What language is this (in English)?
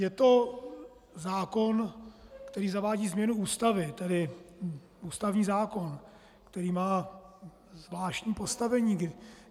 Czech